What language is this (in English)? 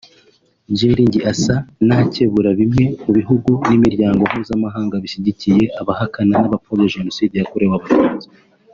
Kinyarwanda